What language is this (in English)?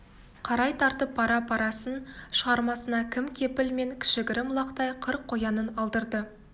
Kazakh